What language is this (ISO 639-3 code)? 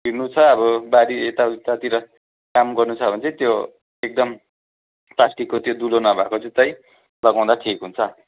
nep